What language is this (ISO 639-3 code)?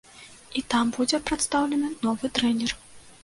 bel